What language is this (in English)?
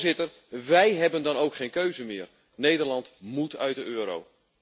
Dutch